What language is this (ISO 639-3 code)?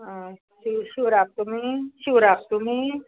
kok